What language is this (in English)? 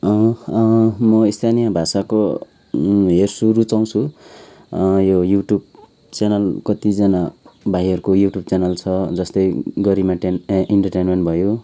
Nepali